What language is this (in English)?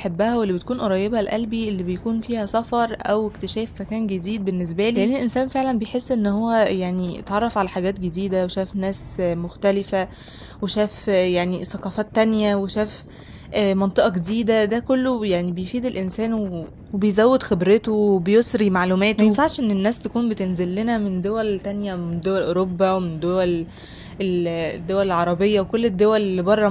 Arabic